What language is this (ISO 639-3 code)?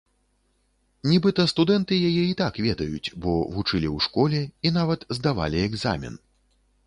bel